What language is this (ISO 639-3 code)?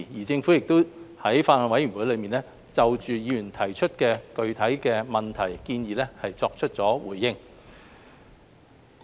yue